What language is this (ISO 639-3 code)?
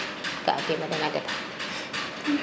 srr